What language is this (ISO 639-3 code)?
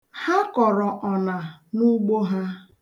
ibo